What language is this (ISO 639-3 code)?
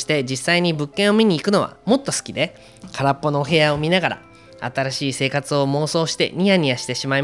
jpn